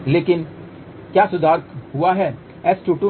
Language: Hindi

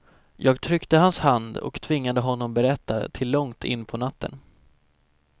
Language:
Swedish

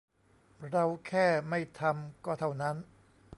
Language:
Thai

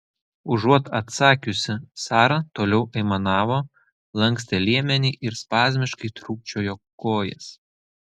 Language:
Lithuanian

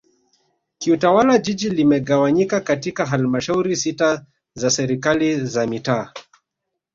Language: Swahili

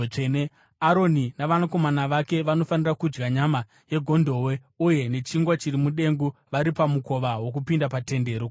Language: Shona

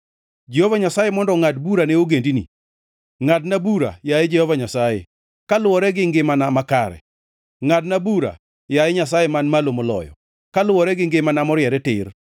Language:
Luo (Kenya and Tanzania)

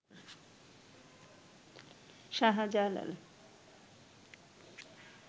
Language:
Bangla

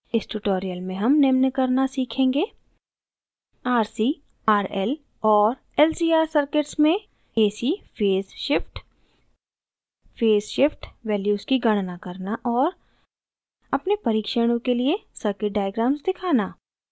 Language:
Hindi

